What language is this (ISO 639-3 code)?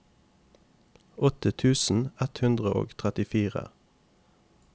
nor